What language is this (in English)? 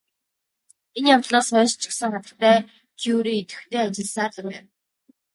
Mongolian